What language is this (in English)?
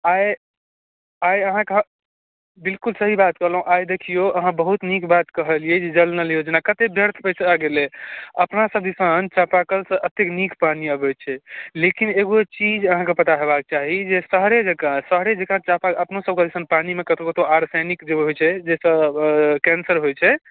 Maithili